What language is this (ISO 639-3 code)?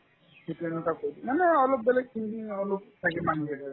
asm